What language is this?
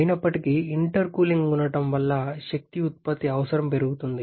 Telugu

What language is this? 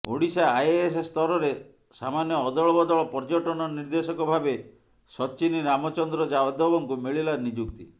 Odia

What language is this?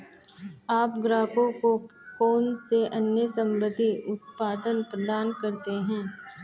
Hindi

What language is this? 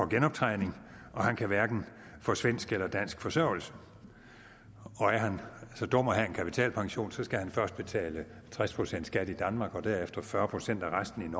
Danish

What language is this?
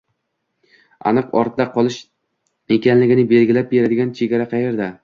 Uzbek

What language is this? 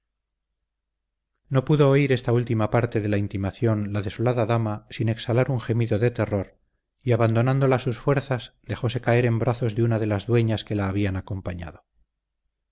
Spanish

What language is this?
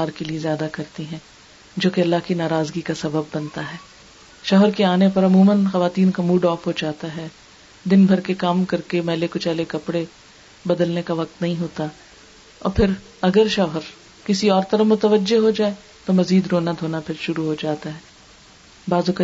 Urdu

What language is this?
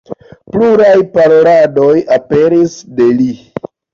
Esperanto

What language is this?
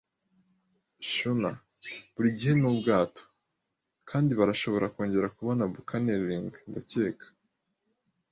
Kinyarwanda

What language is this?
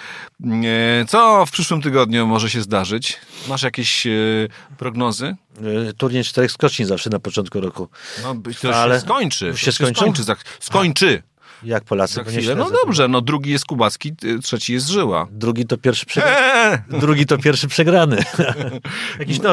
Polish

